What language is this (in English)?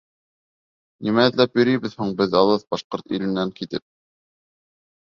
Bashkir